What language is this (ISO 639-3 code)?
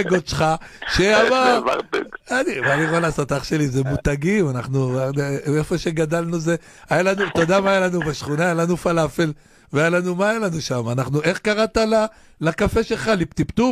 heb